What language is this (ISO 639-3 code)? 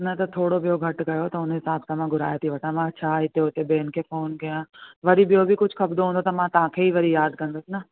snd